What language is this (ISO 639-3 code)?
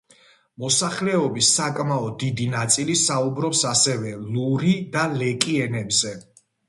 kat